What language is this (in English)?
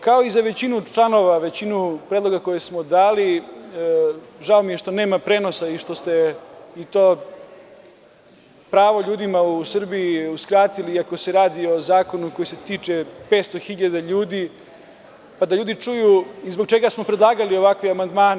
Serbian